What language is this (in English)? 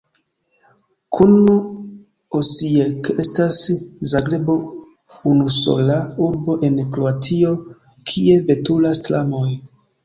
Esperanto